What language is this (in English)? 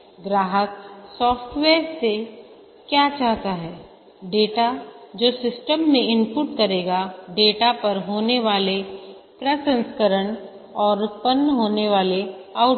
Hindi